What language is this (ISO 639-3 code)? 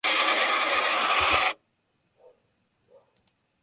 spa